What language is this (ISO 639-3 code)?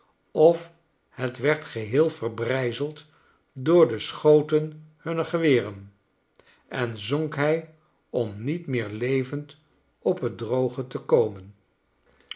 nld